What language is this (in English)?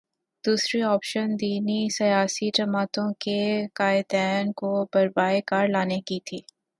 Urdu